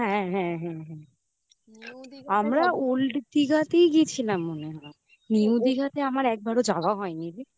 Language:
Bangla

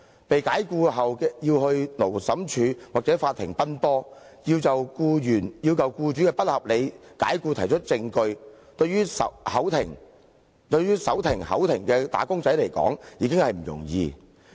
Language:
Cantonese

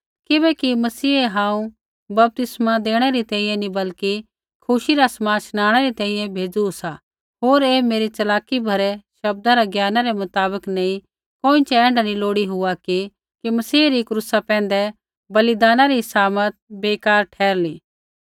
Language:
Kullu Pahari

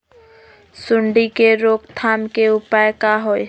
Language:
Magahi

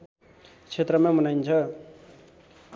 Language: Nepali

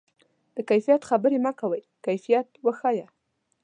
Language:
Pashto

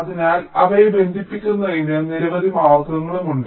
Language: Malayalam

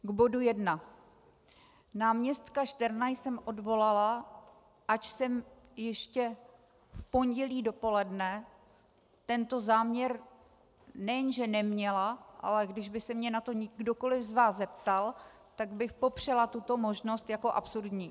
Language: Czech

